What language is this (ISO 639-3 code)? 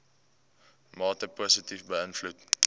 afr